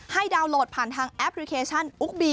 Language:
Thai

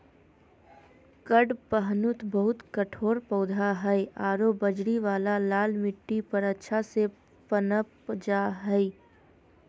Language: Magahi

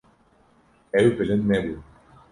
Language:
Kurdish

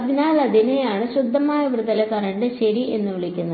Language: Malayalam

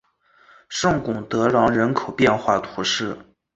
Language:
Chinese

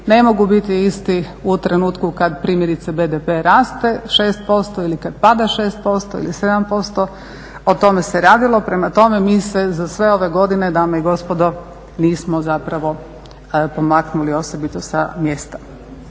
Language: Croatian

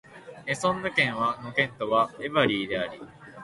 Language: Japanese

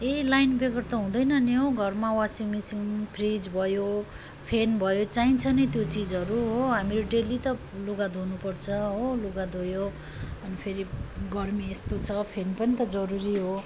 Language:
Nepali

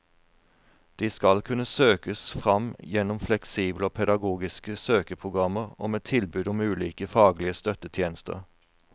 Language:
Norwegian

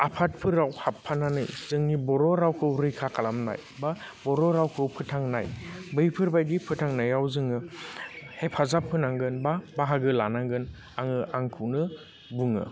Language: Bodo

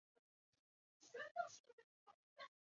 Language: Chinese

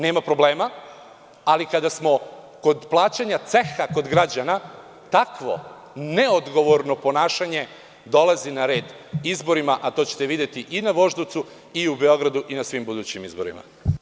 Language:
Serbian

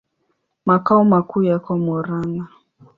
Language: Swahili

